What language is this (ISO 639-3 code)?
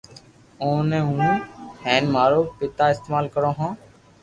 lrk